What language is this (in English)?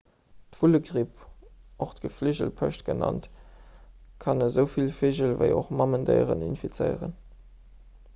Luxembourgish